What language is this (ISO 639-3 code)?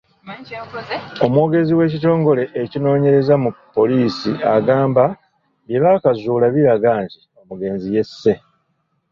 lug